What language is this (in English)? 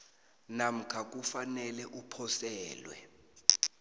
South Ndebele